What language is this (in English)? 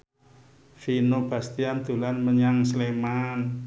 Javanese